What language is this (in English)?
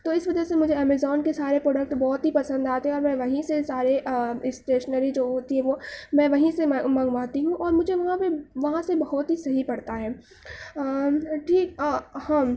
Urdu